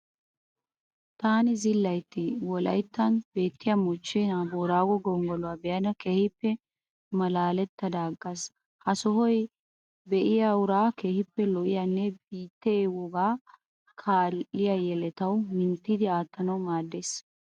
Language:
Wolaytta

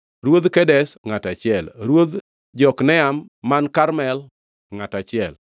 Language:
Luo (Kenya and Tanzania)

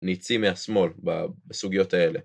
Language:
Hebrew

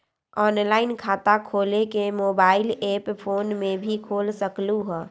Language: Magahi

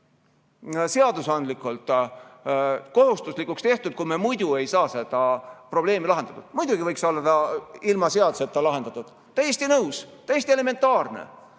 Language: Estonian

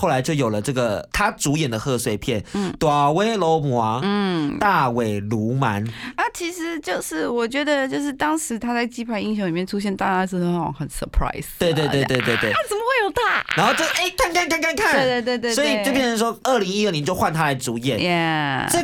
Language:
Chinese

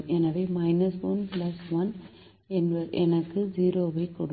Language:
Tamil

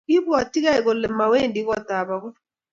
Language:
Kalenjin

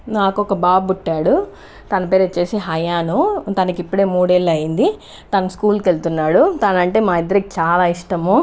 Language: Telugu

